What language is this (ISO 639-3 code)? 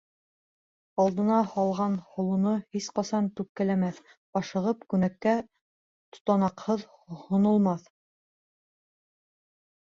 bak